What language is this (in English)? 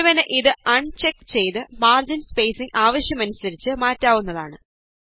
Malayalam